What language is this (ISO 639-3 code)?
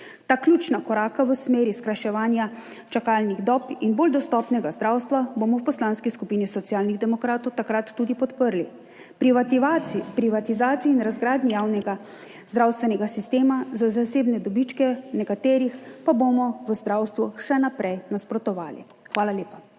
slv